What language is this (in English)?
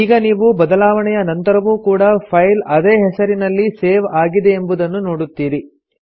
Kannada